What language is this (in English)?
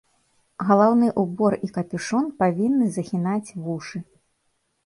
Belarusian